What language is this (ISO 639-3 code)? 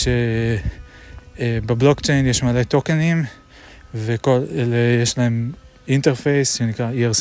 heb